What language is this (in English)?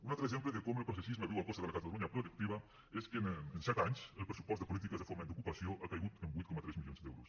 Catalan